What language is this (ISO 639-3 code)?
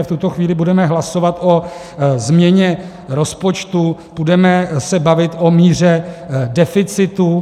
ces